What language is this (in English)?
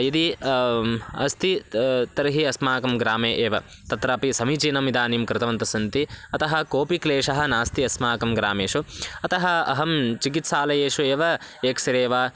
Sanskrit